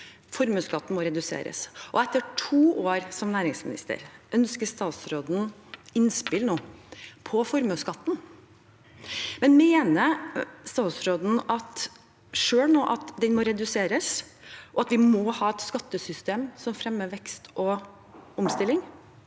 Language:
Norwegian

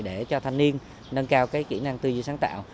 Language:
Vietnamese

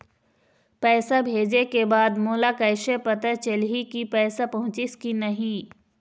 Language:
Chhattisgarhi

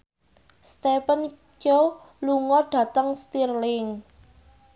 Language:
Javanese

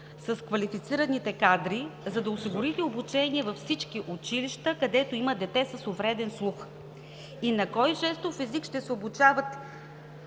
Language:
Bulgarian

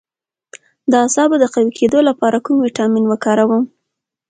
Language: Pashto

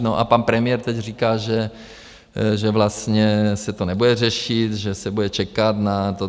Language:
Czech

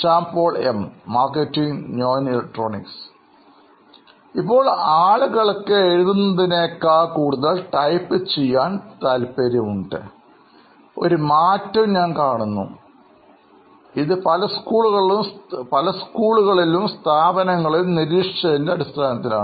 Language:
Malayalam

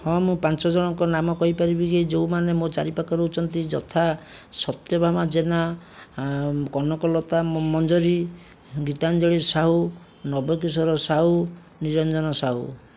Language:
Odia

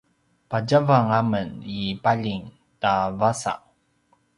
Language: Paiwan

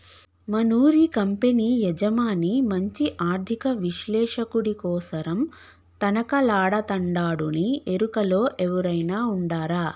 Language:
Telugu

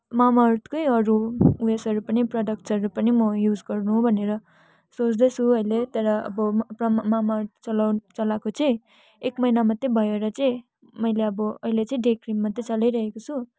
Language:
Nepali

